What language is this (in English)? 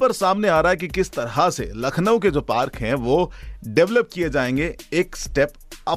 Hindi